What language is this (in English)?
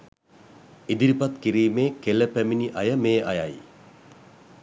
Sinhala